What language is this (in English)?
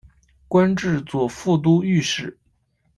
Chinese